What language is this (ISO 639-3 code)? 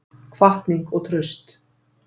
isl